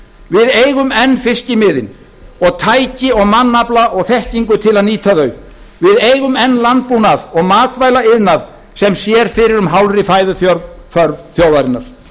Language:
Icelandic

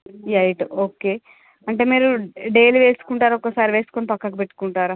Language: Telugu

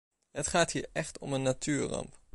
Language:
Dutch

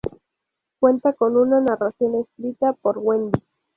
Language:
Spanish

